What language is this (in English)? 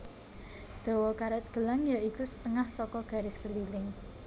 Javanese